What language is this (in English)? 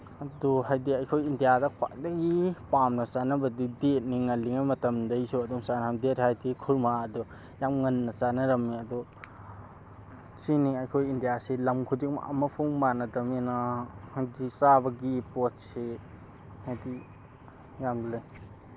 Manipuri